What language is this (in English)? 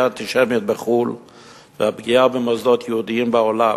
Hebrew